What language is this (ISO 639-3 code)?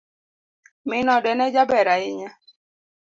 luo